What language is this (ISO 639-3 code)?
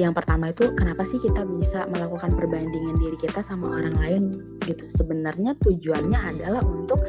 ind